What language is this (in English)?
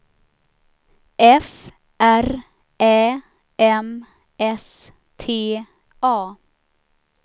Swedish